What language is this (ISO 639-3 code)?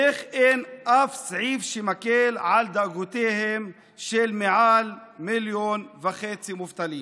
heb